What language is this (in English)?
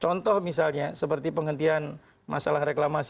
Indonesian